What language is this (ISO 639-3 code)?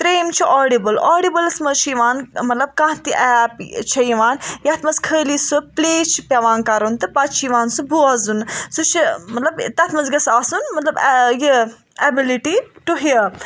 kas